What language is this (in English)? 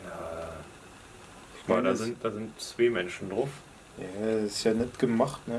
German